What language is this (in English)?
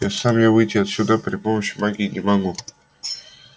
Russian